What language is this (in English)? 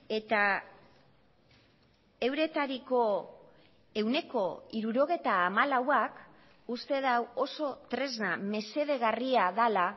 Basque